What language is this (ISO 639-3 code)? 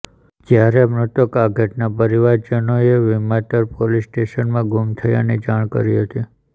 guj